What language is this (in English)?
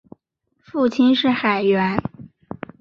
Chinese